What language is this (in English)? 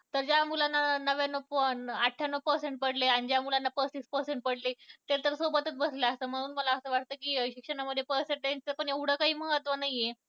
Marathi